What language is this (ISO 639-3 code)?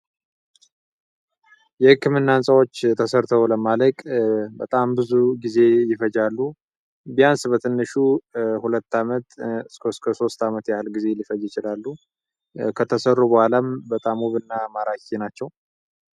amh